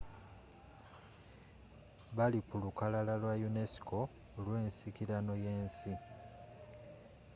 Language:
Ganda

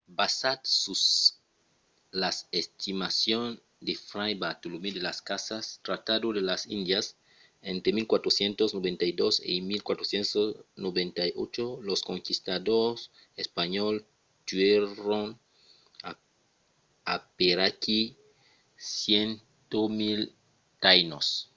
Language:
Occitan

